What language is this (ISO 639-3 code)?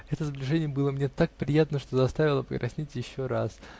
rus